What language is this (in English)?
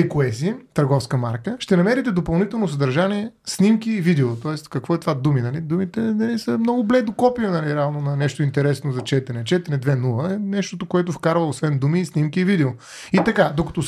Bulgarian